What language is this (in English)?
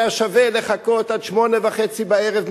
Hebrew